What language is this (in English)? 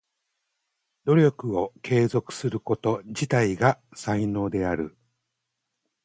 Japanese